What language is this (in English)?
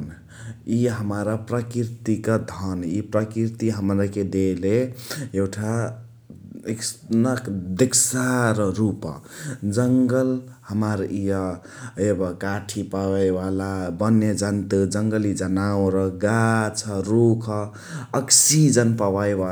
Chitwania Tharu